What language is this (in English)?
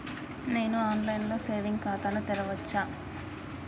Telugu